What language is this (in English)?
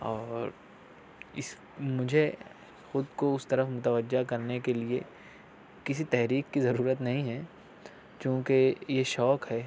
Urdu